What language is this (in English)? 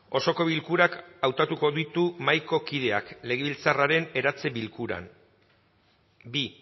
Basque